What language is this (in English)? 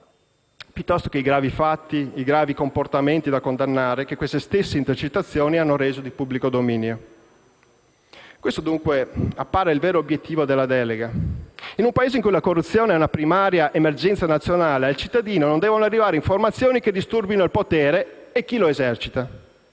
Italian